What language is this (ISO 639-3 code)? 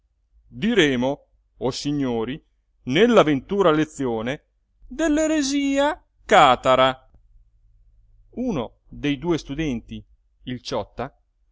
ita